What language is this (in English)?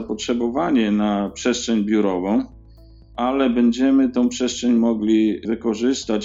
Polish